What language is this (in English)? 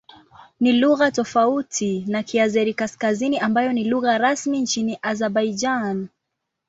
Swahili